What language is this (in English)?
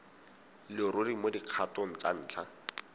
Tswana